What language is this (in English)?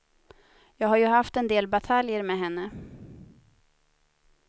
Swedish